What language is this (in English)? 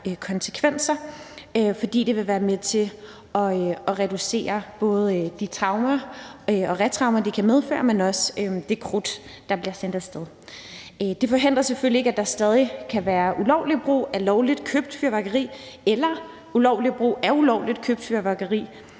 Danish